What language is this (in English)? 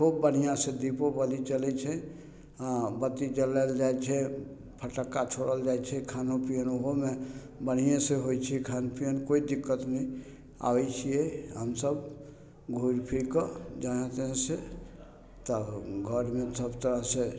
Maithili